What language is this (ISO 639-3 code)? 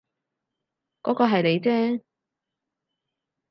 yue